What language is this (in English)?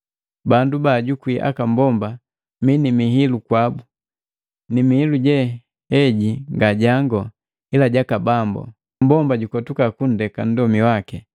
Matengo